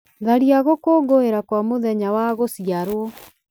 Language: Kikuyu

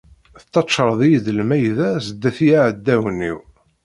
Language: Kabyle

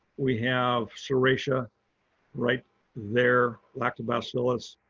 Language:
English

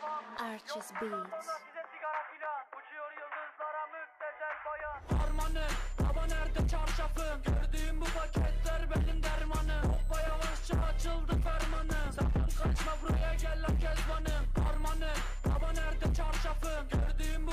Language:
Turkish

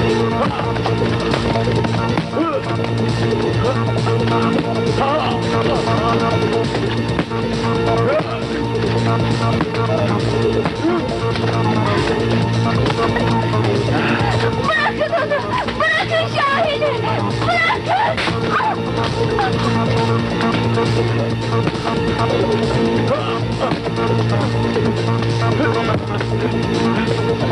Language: Turkish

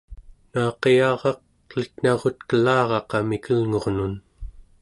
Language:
Central Yupik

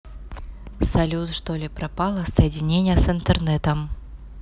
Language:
Russian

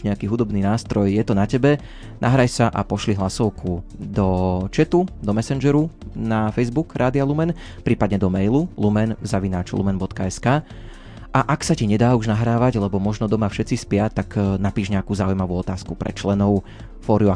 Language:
Slovak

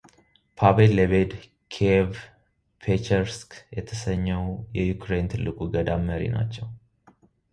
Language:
Amharic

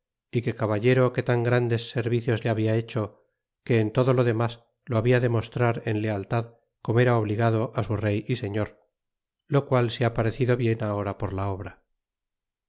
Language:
Spanish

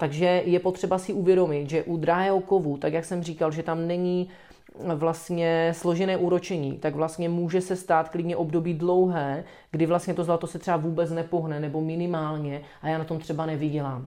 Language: Czech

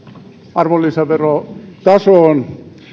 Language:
Finnish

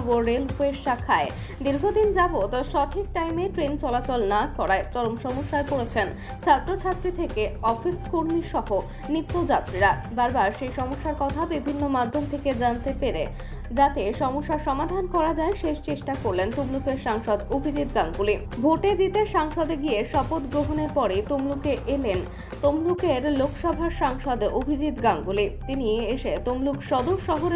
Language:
Bangla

